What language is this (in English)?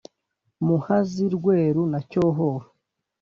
Kinyarwanda